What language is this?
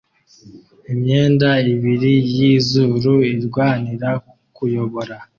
Kinyarwanda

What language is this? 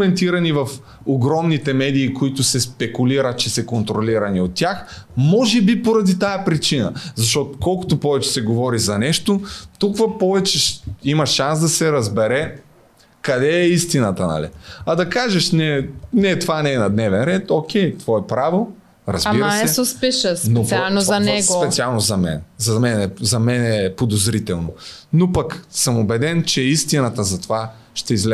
Bulgarian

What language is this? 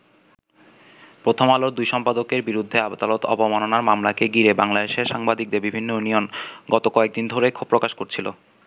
Bangla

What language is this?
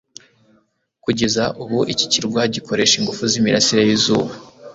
Kinyarwanda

